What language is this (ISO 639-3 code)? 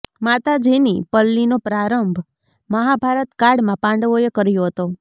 guj